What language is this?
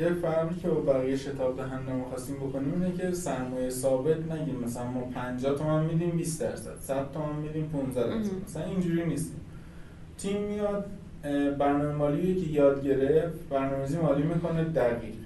Persian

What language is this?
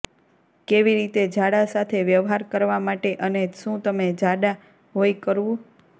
Gujarati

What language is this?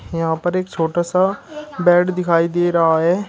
Hindi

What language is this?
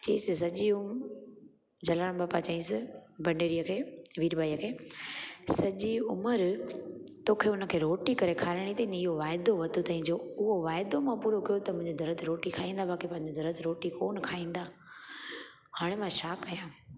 Sindhi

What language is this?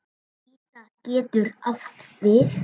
Icelandic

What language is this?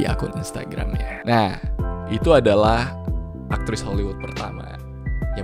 Indonesian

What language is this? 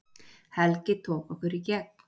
Icelandic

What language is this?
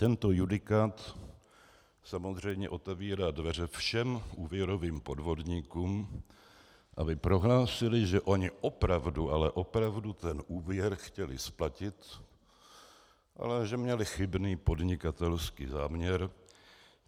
Czech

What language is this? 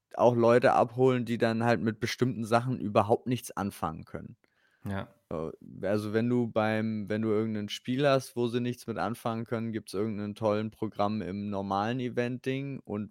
German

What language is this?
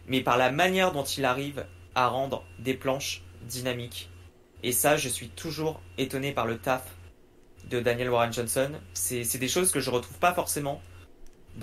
French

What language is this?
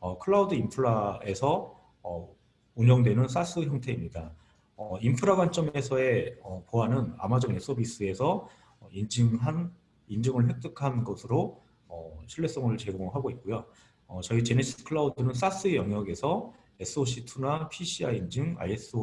Korean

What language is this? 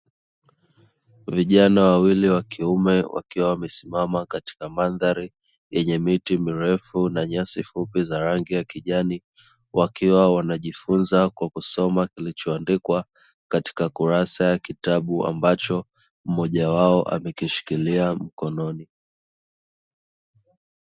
Swahili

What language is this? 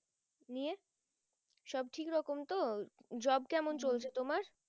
Bangla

